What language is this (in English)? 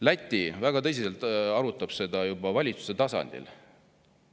Estonian